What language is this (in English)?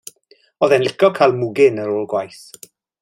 Welsh